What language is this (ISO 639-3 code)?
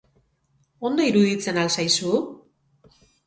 eus